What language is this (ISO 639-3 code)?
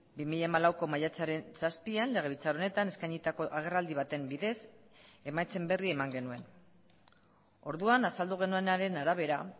eus